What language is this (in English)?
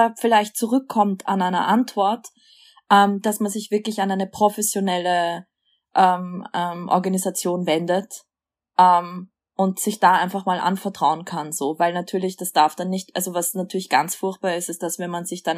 German